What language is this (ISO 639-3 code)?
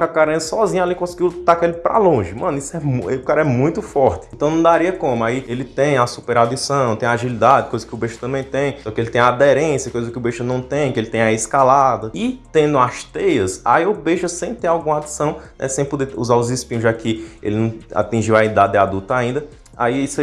por